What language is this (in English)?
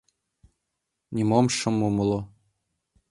Mari